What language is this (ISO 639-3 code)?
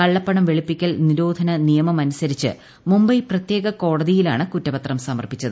mal